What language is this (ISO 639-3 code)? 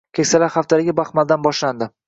uzb